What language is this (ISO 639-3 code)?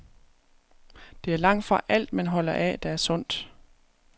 dan